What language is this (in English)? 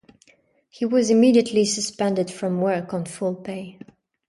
English